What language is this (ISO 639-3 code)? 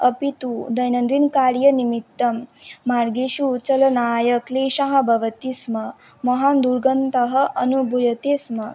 san